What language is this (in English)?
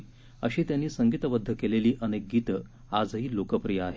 Marathi